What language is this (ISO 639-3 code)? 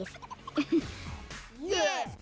isl